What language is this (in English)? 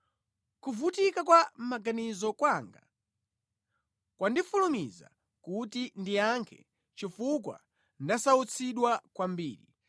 Nyanja